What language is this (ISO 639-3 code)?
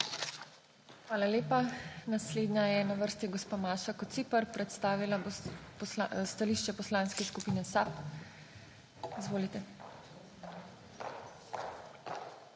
slv